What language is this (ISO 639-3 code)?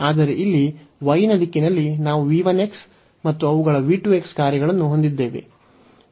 kan